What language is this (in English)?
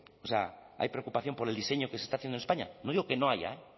Spanish